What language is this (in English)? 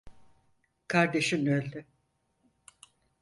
Turkish